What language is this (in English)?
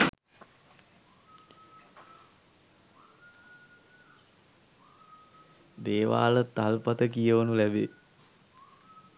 Sinhala